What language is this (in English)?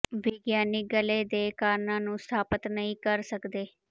Punjabi